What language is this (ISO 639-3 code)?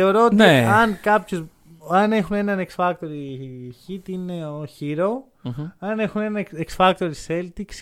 ell